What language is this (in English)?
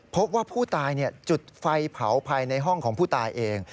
Thai